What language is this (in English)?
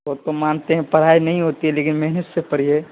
Urdu